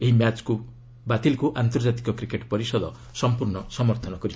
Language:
Odia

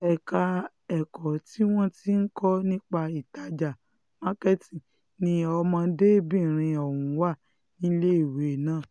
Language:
Yoruba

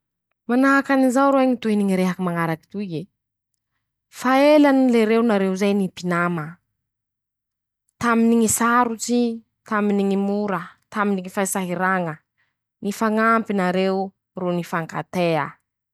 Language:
Masikoro Malagasy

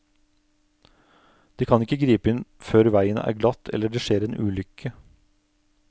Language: Norwegian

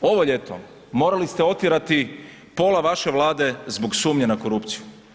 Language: Croatian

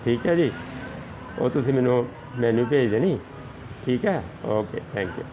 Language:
Punjabi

